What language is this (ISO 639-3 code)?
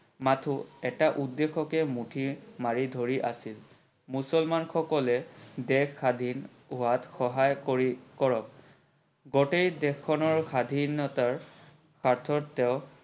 asm